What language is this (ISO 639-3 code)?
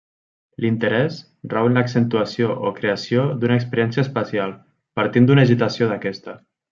cat